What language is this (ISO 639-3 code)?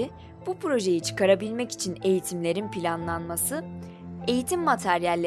tur